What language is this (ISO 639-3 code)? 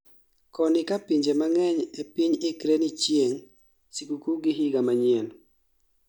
luo